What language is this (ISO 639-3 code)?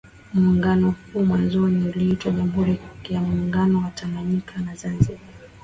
swa